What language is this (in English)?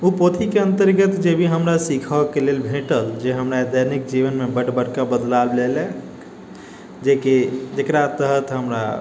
Maithili